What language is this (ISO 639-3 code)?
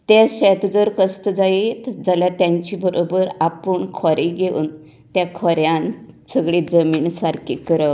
kok